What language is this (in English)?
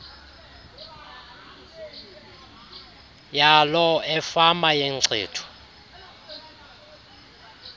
Xhosa